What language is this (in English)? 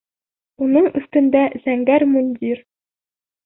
Bashkir